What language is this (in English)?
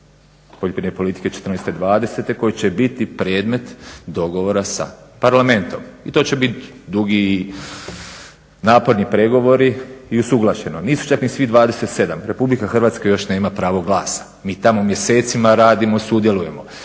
Croatian